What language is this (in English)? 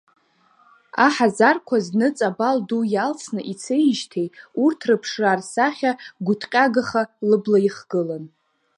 Abkhazian